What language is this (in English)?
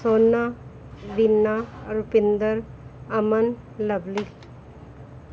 Punjabi